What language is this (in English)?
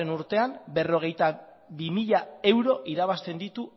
Basque